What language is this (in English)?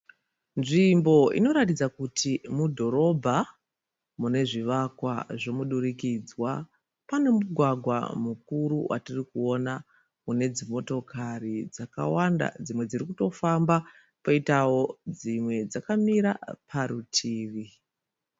Shona